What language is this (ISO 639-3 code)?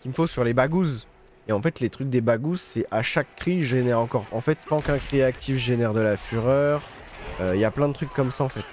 fra